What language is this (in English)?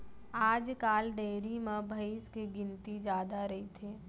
Chhattisgarhi